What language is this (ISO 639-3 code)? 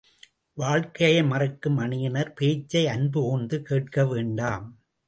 tam